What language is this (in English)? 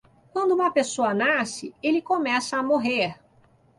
Portuguese